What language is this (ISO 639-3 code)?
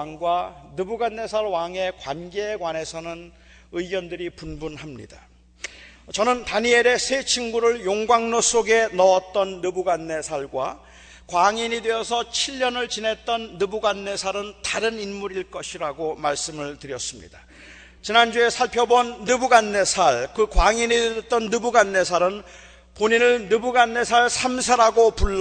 kor